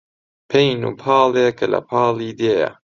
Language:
Central Kurdish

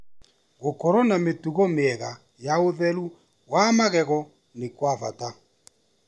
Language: Kikuyu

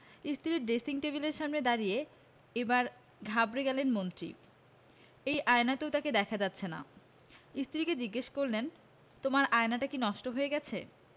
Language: Bangla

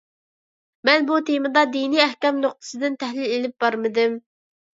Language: Uyghur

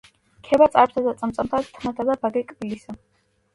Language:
Georgian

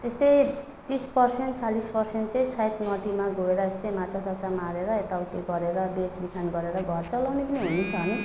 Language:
Nepali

